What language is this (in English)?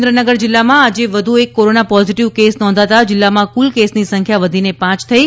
Gujarati